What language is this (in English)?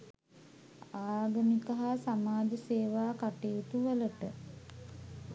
Sinhala